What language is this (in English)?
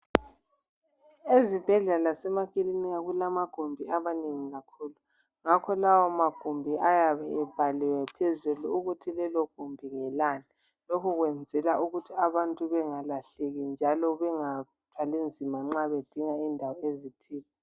North Ndebele